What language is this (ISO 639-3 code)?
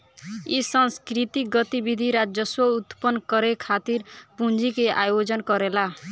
bho